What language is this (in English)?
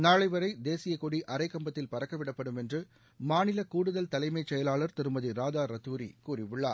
Tamil